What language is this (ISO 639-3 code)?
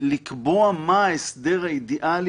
heb